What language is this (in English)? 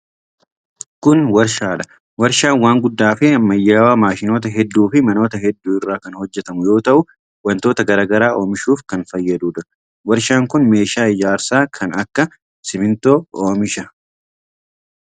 Oromo